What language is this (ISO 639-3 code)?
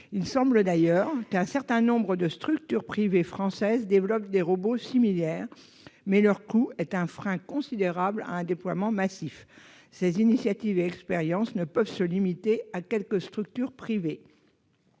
fra